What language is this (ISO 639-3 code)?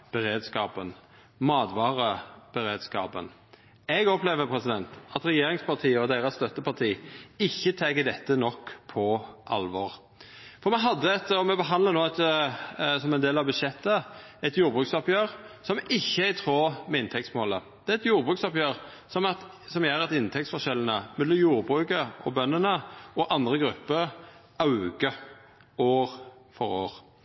nno